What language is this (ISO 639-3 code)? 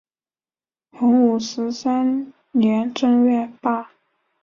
zho